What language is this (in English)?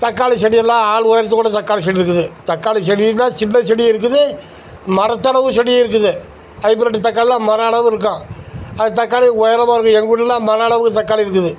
Tamil